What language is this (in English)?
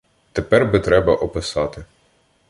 Ukrainian